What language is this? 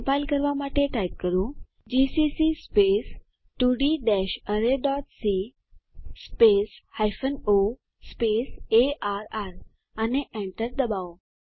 Gujarati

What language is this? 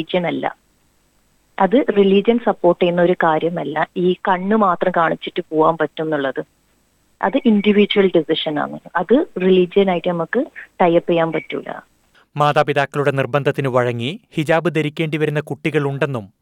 Malayalam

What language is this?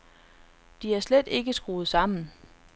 Danish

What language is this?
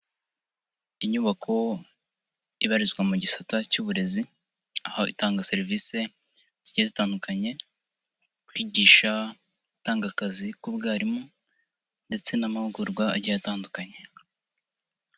Kinyarwanda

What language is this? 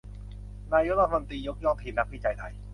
Thai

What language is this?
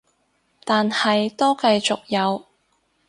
Cantonese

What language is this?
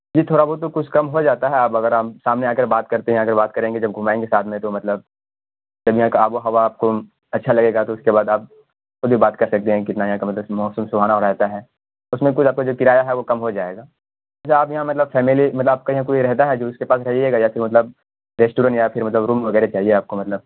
Urdu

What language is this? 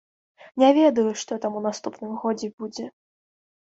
Belarusian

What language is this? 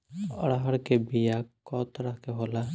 Bhojpuri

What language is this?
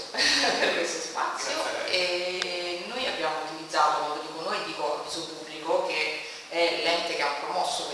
Italian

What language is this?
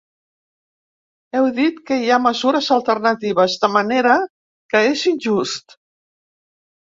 Catalan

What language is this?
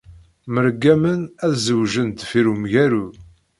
Kabyle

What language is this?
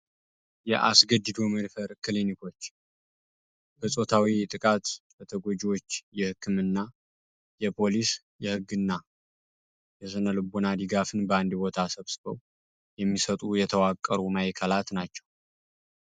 Amharic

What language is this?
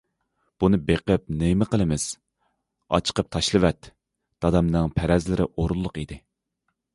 Uyghur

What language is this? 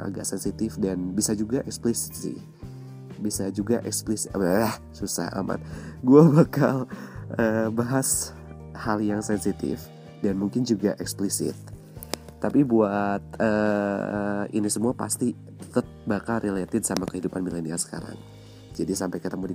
Indonesian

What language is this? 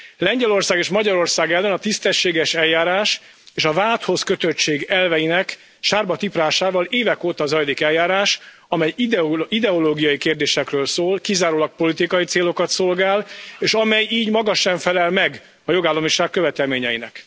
Hungarian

